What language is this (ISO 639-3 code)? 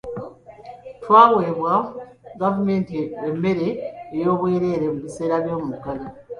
lug